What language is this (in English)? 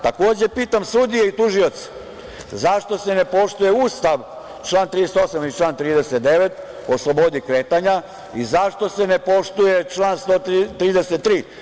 Serbian